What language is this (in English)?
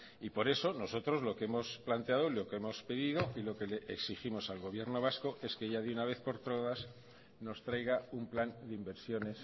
Spanish